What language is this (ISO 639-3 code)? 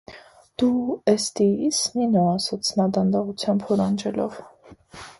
hye